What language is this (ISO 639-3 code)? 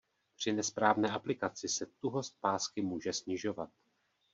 ces